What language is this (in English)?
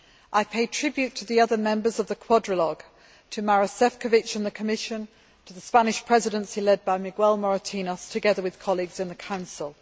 English